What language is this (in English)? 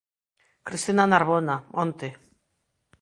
Galician